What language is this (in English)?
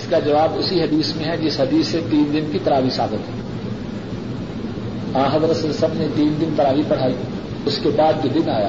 Urdu